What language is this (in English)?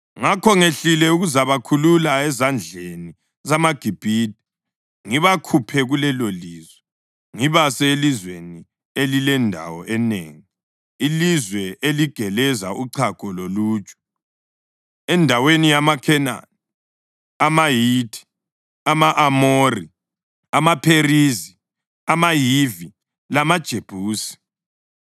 North Ndebele